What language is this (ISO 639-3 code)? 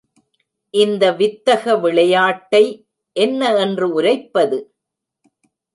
tam